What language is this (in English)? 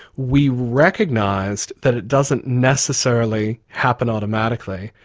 English